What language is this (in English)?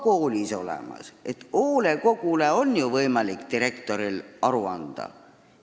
Estonian